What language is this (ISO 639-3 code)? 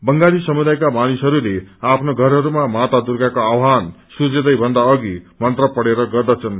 nep